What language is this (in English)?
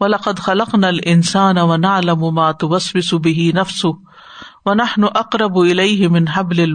Urdu